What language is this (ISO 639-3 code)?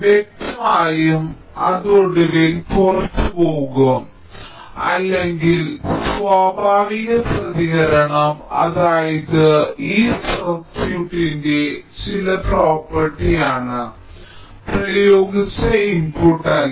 mal